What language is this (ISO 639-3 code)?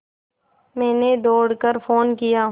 hin